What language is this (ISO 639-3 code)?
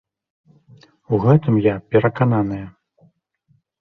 bel